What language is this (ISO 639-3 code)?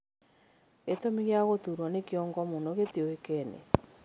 kik